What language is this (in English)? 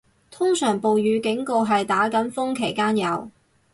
Cantonese